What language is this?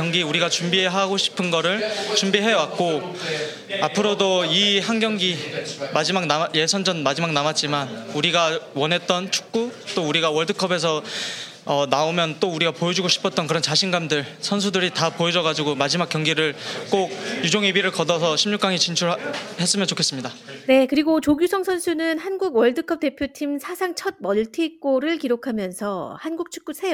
Korean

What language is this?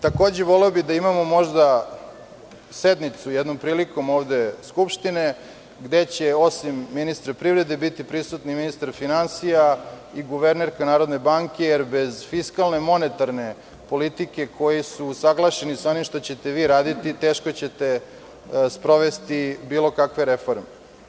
Serbian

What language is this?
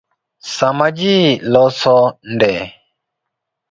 Luo (Kenya and Tanzania)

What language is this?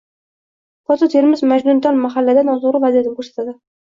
Uzbek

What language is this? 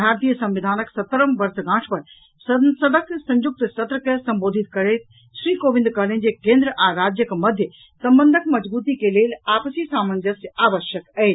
Maithili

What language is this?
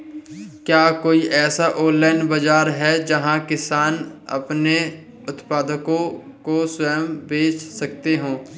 Hindi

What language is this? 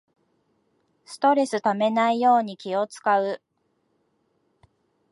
Japanese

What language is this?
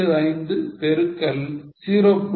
Tamil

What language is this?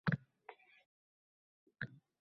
Uzbek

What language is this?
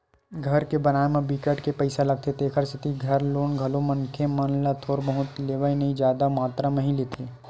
Chhattisgarhi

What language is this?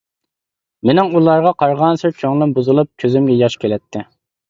Uyghur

